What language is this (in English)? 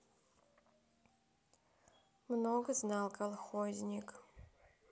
Russian